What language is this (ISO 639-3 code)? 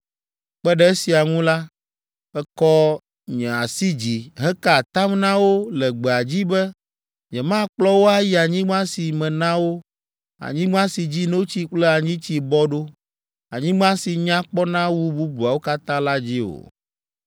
ewe